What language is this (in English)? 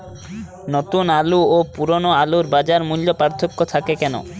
Bangla